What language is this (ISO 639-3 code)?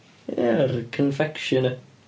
cym